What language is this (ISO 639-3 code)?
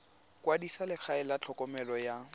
tsn